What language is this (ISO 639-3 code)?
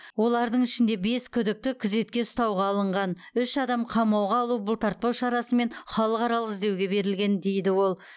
kaz